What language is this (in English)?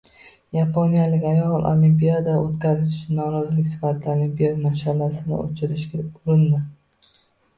Uzbek